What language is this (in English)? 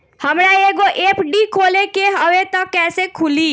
Bhojpuri